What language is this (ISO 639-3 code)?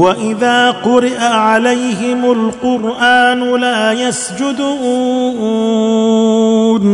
ara